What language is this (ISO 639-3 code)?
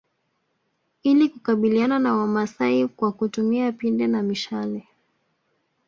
swa